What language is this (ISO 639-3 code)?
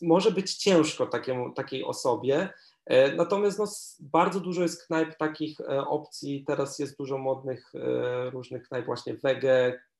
pol